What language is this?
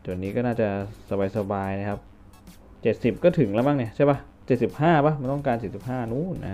Thai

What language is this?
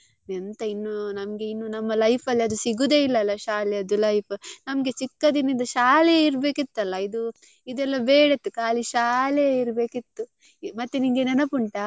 Kannada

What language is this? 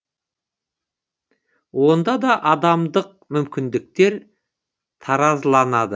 Kazakh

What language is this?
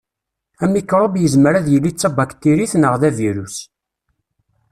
Kabyle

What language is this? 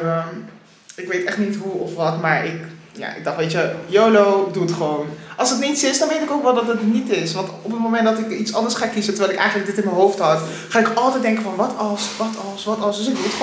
Dutch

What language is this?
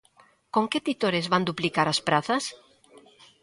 Galician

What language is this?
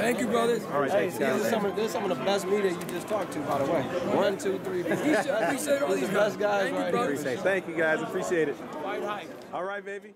English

